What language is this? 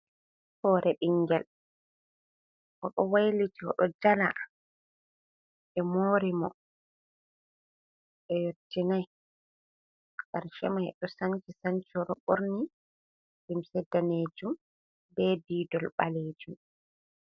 Fula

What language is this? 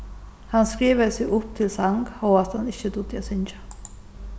Faroese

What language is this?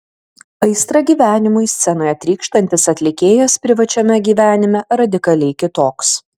Lithuanian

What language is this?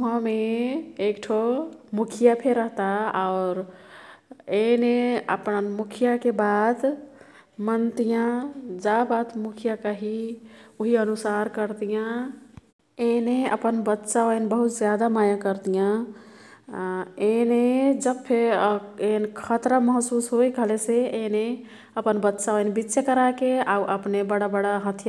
Kathoriya Tharu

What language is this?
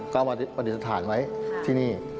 Thai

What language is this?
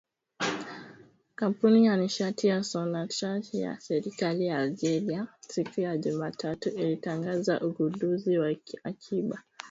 Swahili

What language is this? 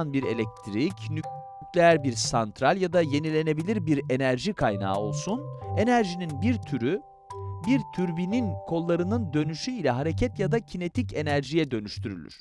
Turkish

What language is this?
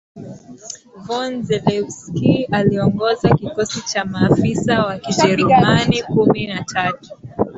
Swahili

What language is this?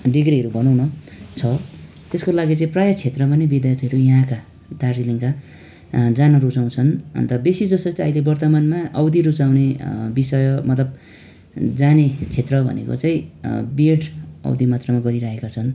Nepali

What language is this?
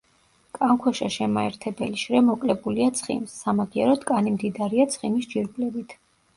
Georgian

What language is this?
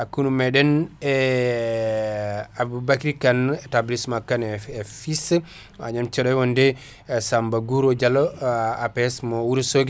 Fula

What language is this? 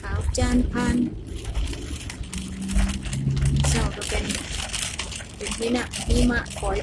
Thai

